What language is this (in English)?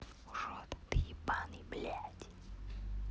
Russian